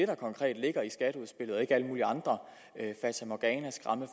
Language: Danish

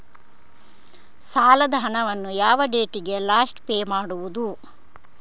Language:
Kannada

